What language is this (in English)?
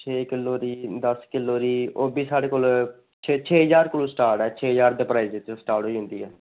Dogri